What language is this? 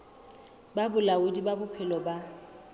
Southern Sotho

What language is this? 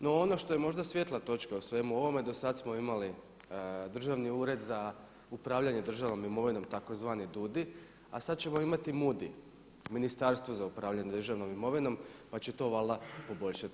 Croatian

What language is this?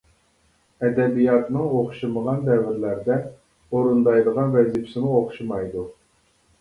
Uyghur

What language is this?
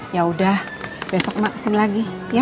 Indonesian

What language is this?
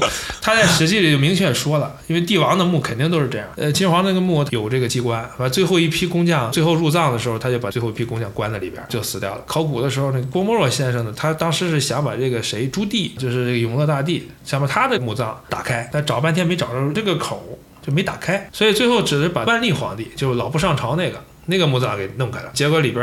Chinese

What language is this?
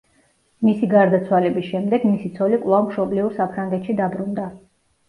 Georgian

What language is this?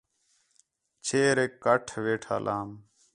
Khetrani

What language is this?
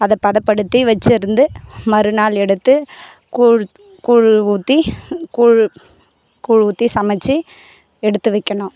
Tamil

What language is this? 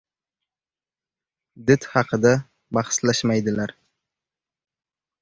Uzbek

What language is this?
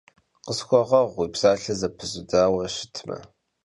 Kabardian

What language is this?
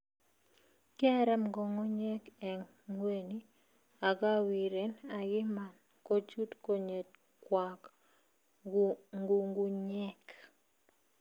Kalenjin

